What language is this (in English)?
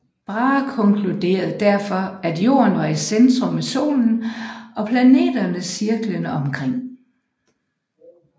Danish